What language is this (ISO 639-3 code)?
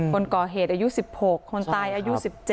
tha